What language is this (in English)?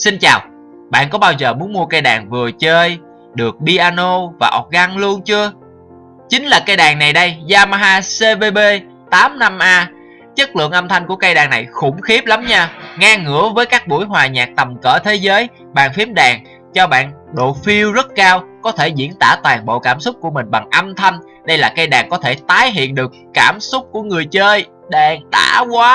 Vietnamese